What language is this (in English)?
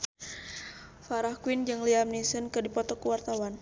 Sundanese